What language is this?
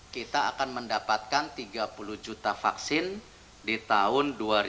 Indonesian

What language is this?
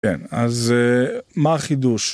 Hebrew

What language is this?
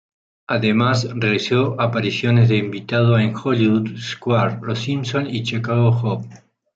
Spanish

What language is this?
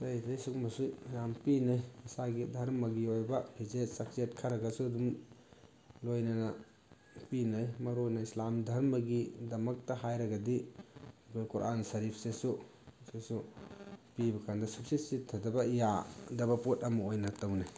Manipuri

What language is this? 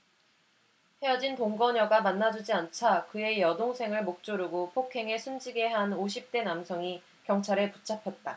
Korean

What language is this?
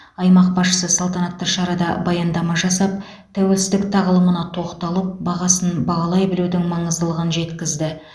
Kazakh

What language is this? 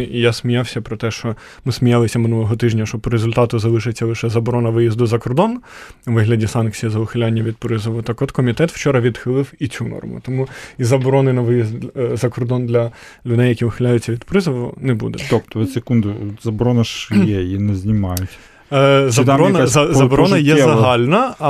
Ukrainian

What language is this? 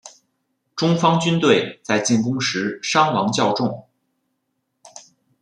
Chinese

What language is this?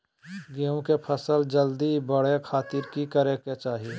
Magahi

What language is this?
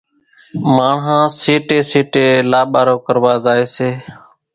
Kachi Koli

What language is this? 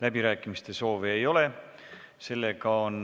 Estonian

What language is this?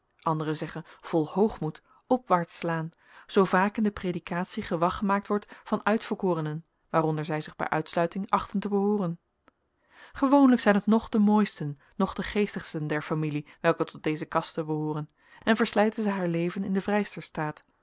Dutch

